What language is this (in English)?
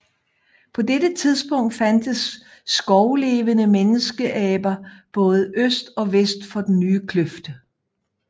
Danish